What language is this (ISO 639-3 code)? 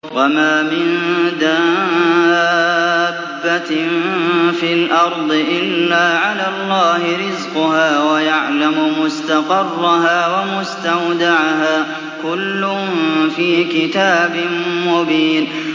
ara